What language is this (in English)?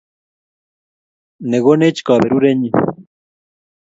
Kalenjin